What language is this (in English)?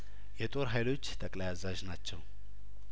Amharic